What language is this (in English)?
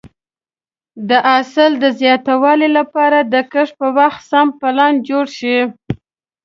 Pashto